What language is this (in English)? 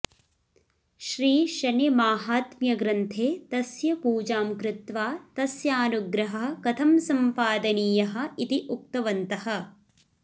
Sanskrit